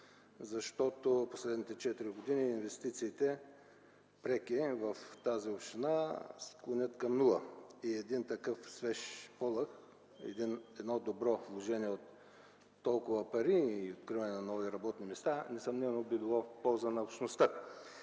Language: Bulgarian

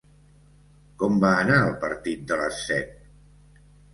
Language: Catalan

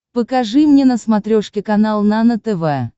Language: Russian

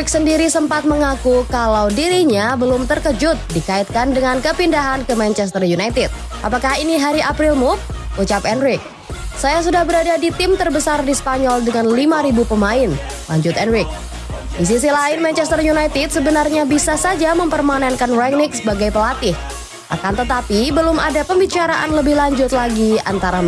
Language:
Indonesian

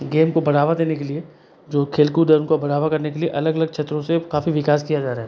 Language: Hindi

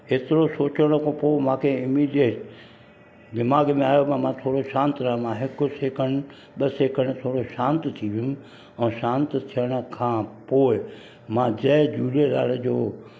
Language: Sindhi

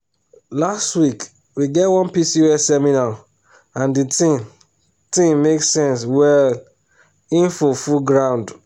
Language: Nigerian Pidgin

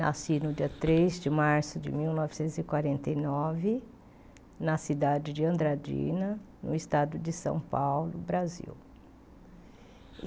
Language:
Portuguese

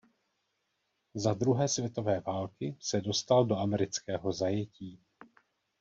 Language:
Czech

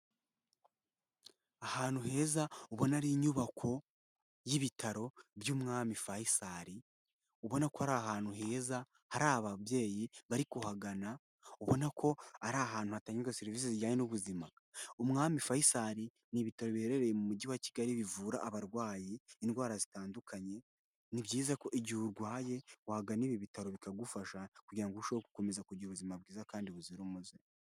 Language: Kinyarwanda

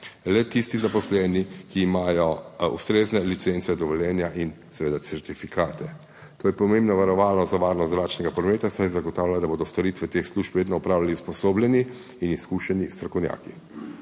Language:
Slovenian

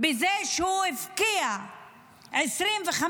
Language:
Hebrew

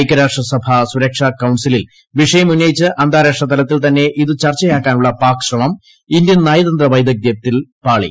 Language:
Malayalam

